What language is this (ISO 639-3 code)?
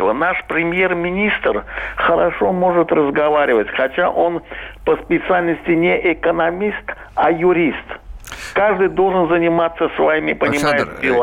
rus